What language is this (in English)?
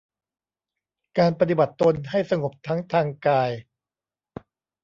Thai